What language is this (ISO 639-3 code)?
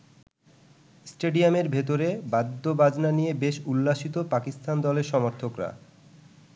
ben